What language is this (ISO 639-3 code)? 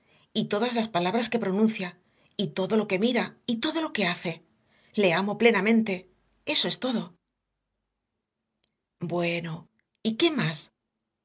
spa